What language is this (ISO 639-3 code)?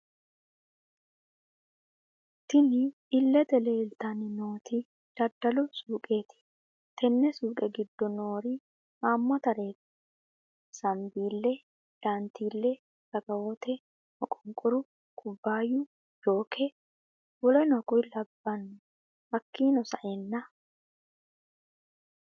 sid